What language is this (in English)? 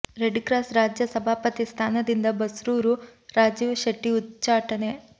Kannada